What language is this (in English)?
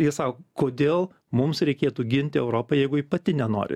Lithuanian